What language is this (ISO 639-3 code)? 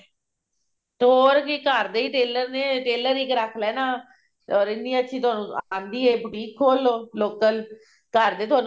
pan